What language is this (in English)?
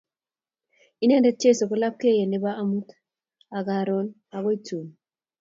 Kalenjin